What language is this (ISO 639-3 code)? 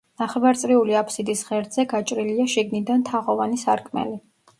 kat